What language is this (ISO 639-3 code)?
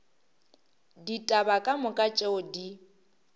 nso